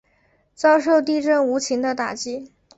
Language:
Chinese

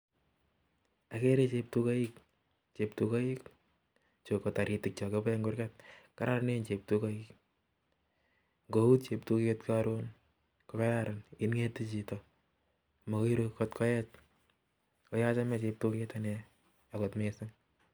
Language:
Kalenjin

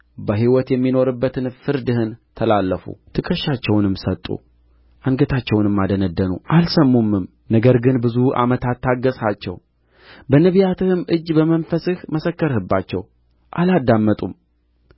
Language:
Amharic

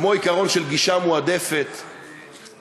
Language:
Hebrew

